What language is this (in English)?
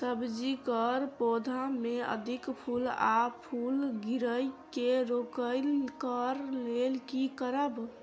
Maithili